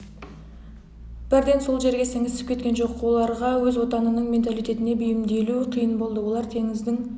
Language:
Kazakh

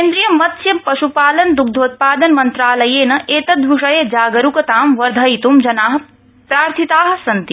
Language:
Sanskrit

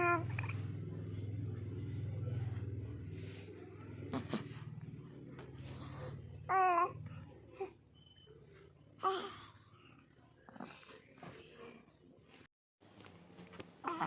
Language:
Indonesian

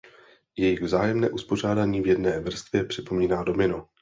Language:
Czech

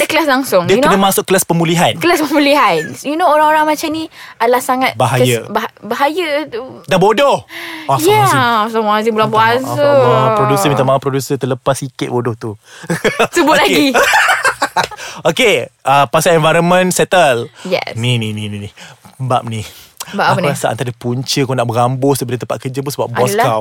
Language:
Malay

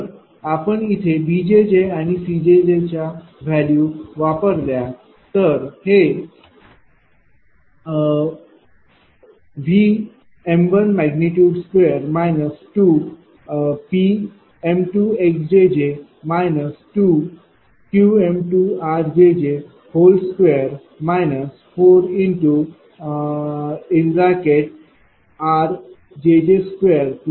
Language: Marathi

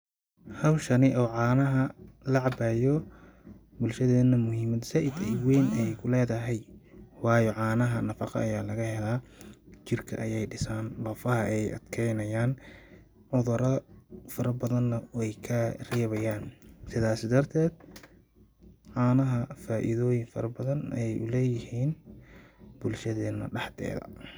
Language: Somali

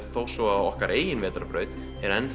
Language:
Icelandic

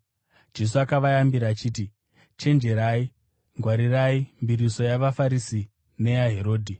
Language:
Shona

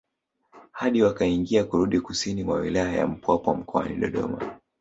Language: Swahili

